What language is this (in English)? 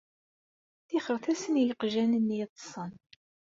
Kabyle